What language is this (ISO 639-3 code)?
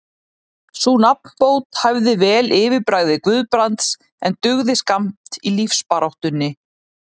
isl